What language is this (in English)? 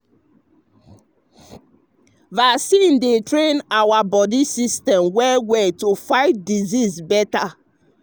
Nigerian Pidgin